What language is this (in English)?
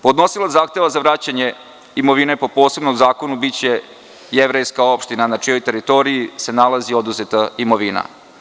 Serbian